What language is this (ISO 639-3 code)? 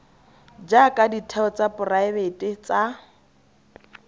tsn